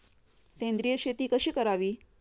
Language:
Marathi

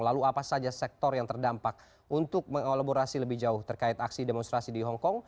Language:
Indonesian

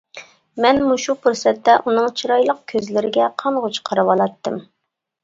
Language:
Uyghur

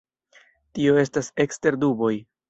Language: Esperanto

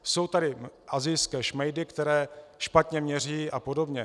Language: Czech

